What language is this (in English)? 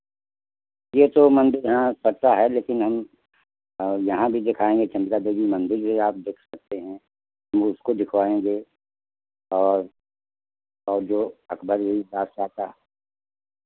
Hindi